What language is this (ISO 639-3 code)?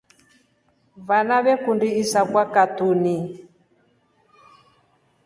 rof